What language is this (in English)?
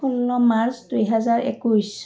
Assamese